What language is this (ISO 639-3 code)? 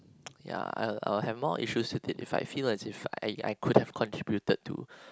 eng